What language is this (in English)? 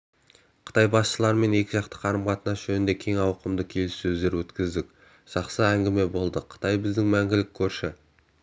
Kazakh